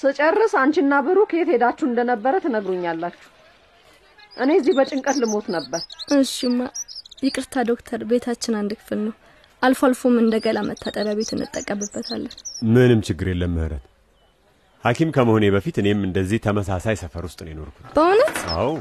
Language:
Amharic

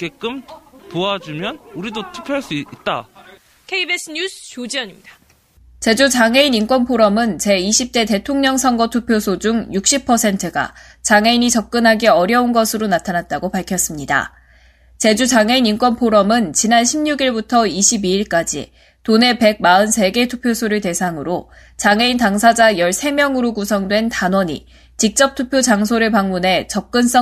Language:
Korean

